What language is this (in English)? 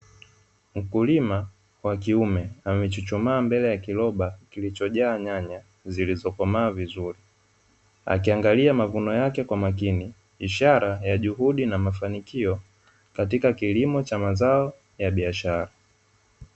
Swahili